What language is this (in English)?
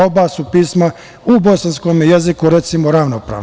Serbian